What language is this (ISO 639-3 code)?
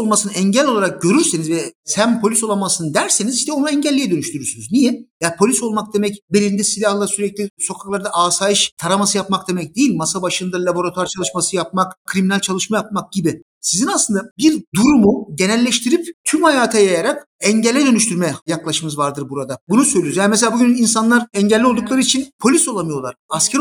tur